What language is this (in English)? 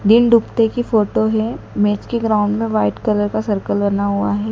Hindi